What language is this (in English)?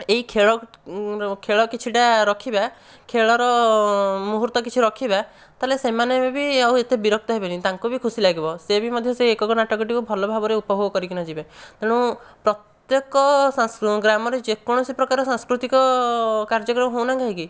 Odia